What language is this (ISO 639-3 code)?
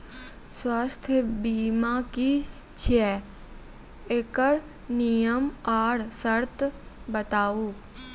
mai